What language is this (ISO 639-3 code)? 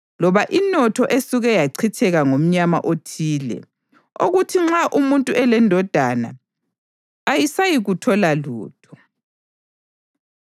nde